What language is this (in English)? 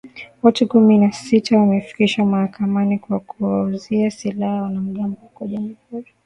Swahili